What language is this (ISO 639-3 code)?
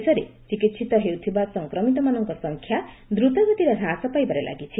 ori